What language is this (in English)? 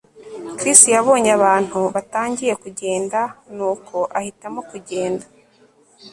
Kinyarwanda